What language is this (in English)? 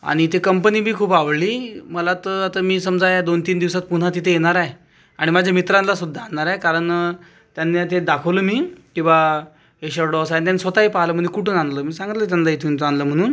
Marathi